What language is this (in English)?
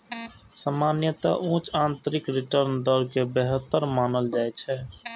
Maithili